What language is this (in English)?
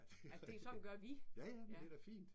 Danish